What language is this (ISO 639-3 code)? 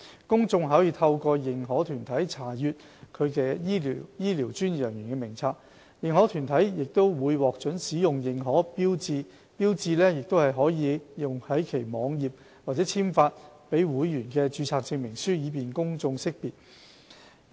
yue